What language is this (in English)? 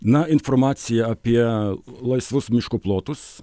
Lithuanian